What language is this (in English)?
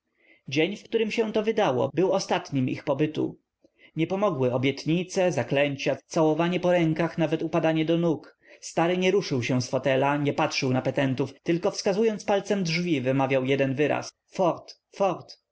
Polish